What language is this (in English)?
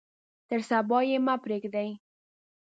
Pashto